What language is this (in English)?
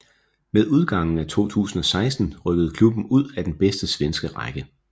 Danish